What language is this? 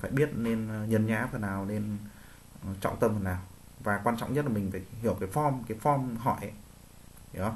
Vietnamese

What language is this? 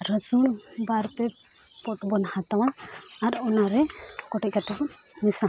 Santali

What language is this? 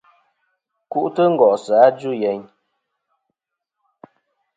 Kom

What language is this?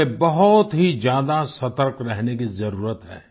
Hindi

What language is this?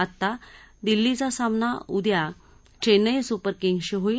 Marathi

